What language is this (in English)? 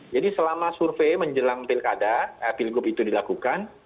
Indonesian